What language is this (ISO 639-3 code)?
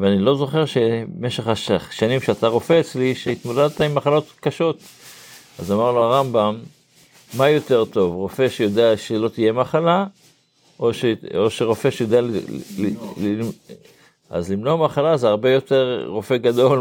heb